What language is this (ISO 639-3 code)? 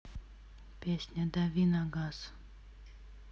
rus